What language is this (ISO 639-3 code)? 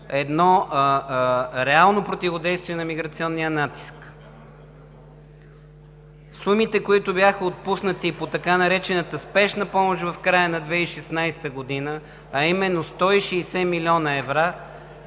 bul